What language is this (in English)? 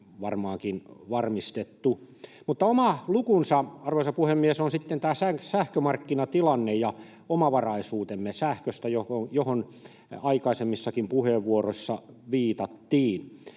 Finnish